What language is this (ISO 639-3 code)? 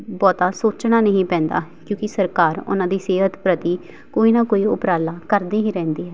pan